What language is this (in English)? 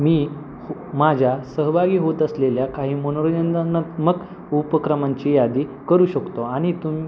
Marathi